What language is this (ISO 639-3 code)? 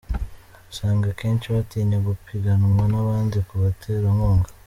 kin